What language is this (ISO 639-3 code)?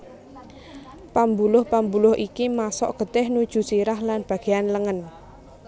jav